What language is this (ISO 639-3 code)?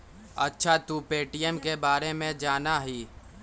mag